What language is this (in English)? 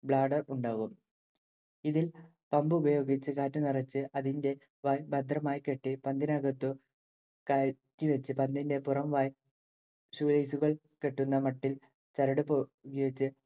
Malayalam